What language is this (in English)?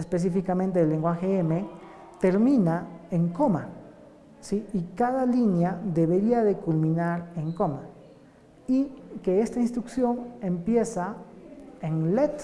Spanish